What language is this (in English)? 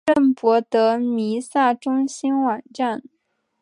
Chinese